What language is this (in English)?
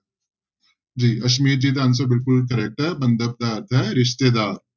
Punjabi